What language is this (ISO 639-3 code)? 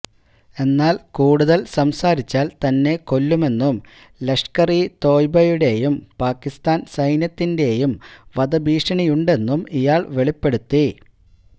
mal